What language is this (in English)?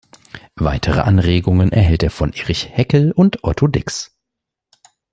German